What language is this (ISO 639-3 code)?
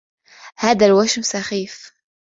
ara